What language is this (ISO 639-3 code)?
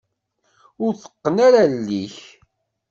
kab